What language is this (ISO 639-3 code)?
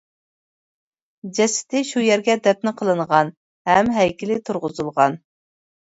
uig